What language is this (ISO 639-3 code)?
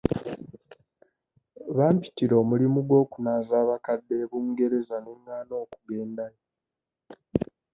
lug